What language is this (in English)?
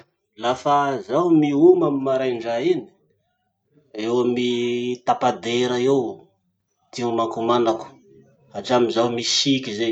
Masikoro Malagasy